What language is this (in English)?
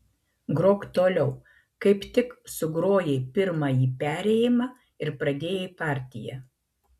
Lithuanian